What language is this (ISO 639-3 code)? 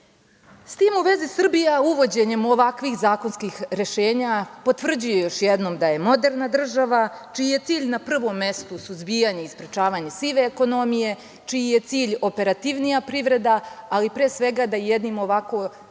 srp